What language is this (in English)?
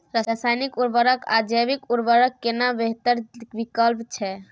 Maithili